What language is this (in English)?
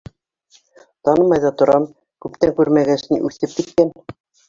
Bashkir